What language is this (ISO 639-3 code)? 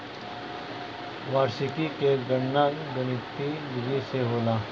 bho